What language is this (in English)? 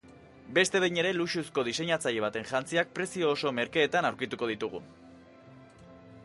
Basque